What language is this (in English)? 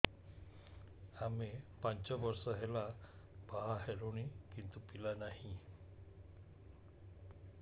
Odia